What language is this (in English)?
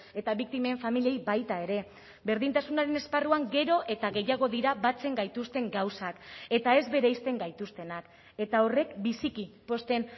Basque